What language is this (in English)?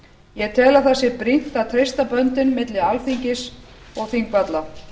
Icelandic